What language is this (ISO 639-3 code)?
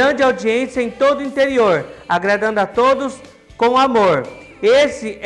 por